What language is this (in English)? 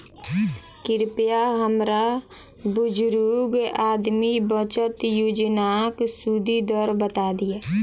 Maithili